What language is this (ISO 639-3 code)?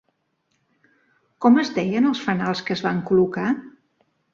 cat